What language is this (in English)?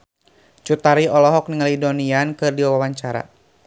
Sundanese